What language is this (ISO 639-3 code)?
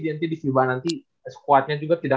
ind